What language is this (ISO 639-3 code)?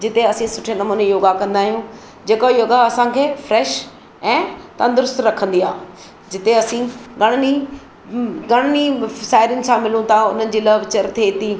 snd